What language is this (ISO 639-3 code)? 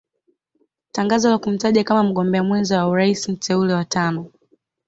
swa